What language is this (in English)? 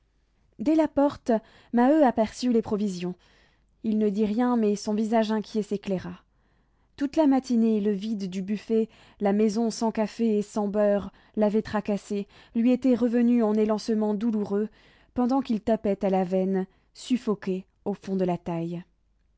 French